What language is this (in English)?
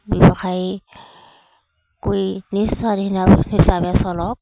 Assamese